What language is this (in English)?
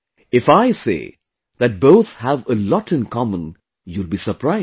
English